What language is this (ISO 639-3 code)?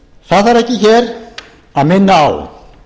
isl